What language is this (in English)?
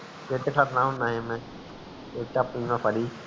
Punjabi